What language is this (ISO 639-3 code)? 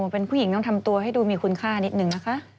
tha